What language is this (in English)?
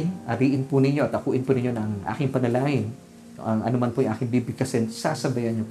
Filipino